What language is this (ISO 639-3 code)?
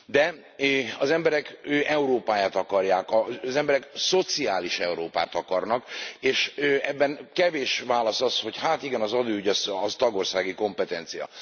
hun